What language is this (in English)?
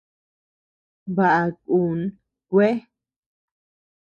Tepeuxila Cuicatec